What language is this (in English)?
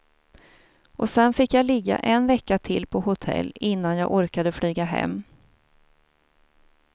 Swedish